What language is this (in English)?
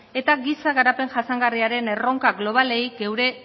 Basque